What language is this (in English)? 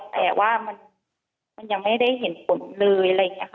Thai